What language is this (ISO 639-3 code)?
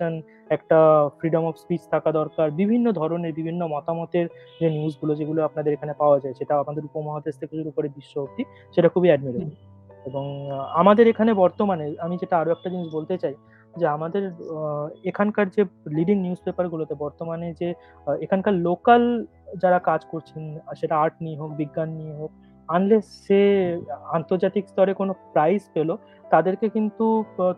ben